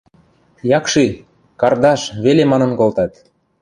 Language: Western Mari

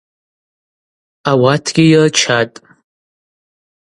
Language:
Abaza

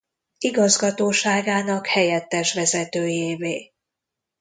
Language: Hungarian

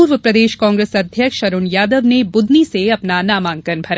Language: Hindi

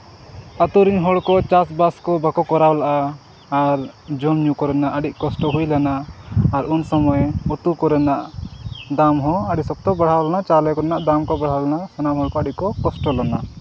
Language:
Santali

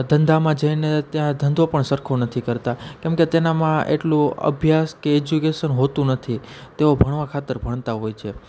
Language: Gujarati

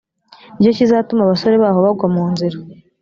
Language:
Kinyarwanda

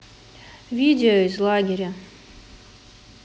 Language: Russian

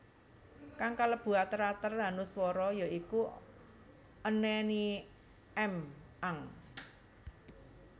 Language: Javanese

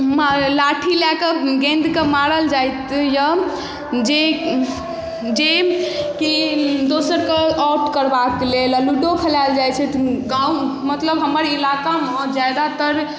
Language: Maithili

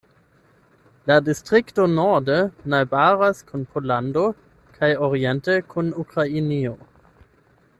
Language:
Esperanto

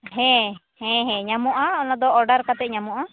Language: Santali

